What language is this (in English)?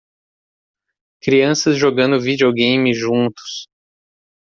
Portuguese